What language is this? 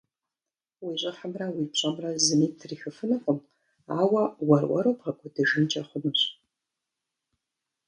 Kabardian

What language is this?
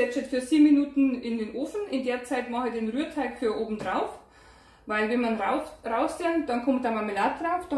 German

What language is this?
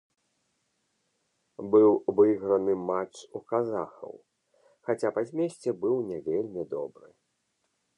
Belarusian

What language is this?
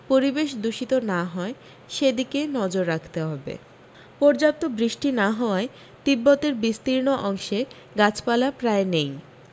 Bangla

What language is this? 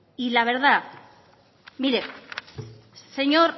Spanish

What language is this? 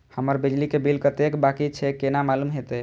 Maithili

